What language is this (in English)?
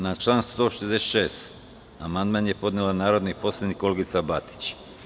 Serbian